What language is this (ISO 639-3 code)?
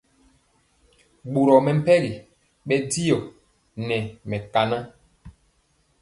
mcx